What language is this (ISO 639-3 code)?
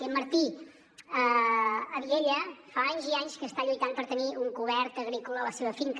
cat